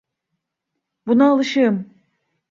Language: Turkish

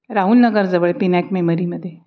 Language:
Marathi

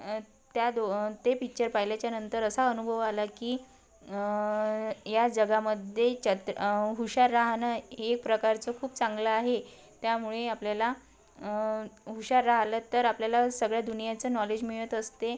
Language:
Marathi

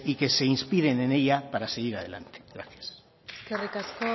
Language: Spanish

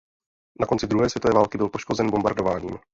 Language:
Czech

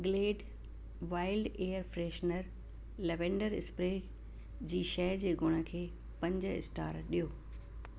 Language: Sindhi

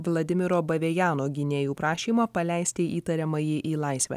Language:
Lithuanian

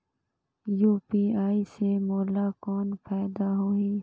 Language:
Chhattisgarhi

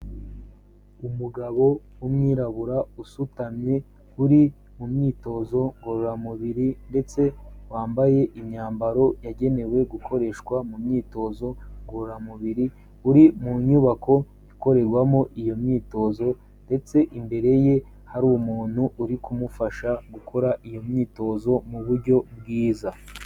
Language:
Kinyarwanda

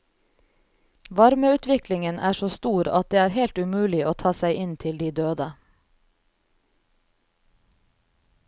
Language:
Norwegian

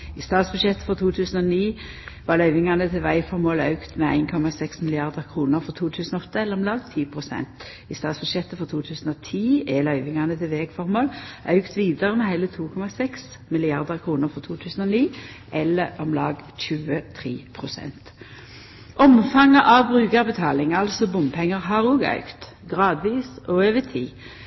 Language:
Norwegian Nynorsk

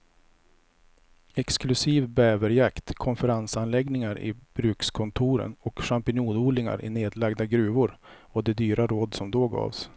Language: Swedish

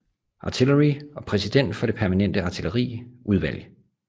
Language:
Danish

